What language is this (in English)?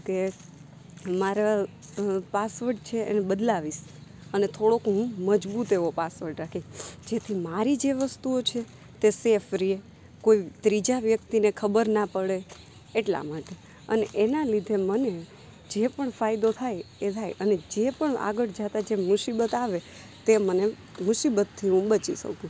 Gujarati